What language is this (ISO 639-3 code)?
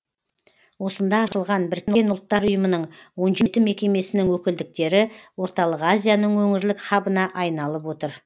kaz